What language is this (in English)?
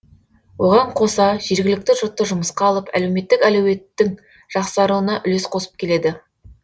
Kazakh